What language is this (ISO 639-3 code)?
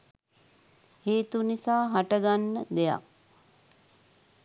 sin